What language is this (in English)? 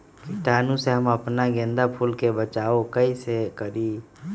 Magahi